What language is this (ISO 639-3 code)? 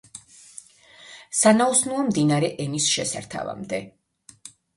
kat